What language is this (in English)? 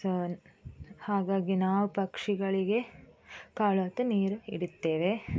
Kannada